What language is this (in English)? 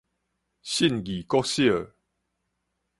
Min Nan Chinese